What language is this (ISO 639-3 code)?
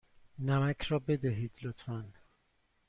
fas